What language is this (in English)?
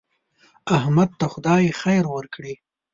Pashto